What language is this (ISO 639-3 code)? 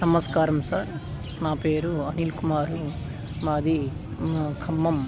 tel